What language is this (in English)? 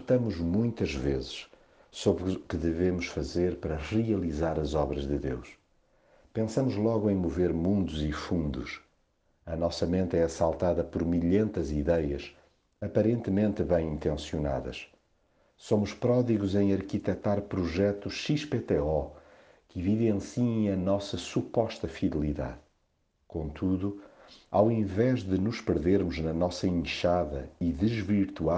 Portuguese